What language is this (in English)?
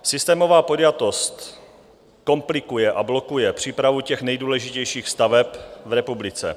Czech